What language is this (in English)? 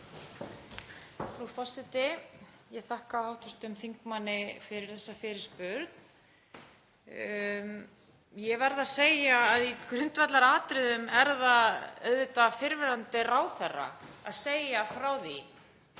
Icelandic